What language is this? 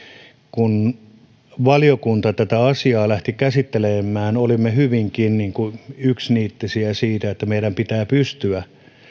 Finnish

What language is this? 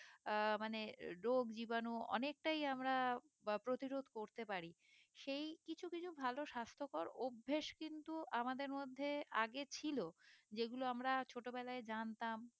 Bangla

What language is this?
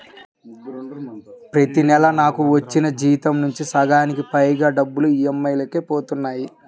Telugu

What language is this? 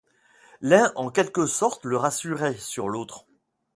French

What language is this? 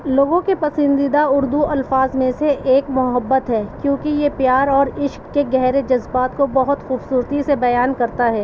Urdu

